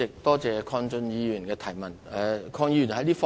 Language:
Cantonese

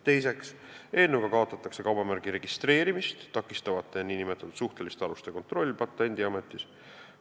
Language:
Estonian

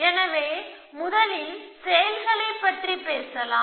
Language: Tamil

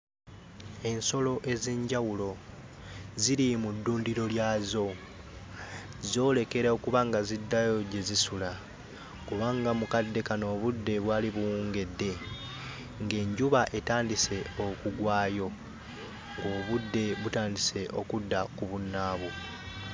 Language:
Ganda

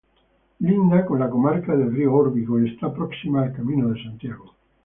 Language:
Spanish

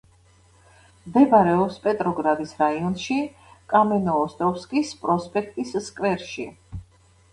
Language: Georgian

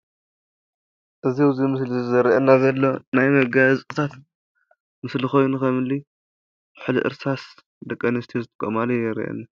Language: Tigrinya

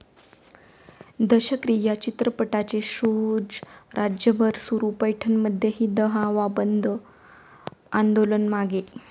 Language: Marathi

